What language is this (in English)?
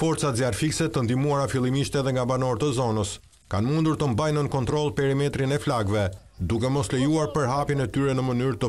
Romanian